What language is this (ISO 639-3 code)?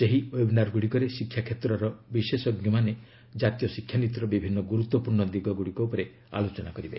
ori